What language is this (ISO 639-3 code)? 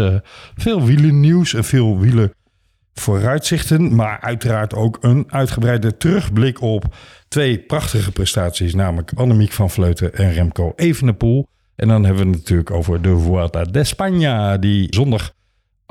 nld